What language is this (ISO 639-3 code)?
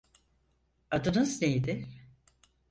tur